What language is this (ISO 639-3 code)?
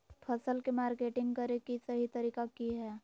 mag